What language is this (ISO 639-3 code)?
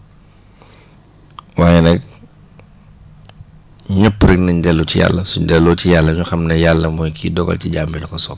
wol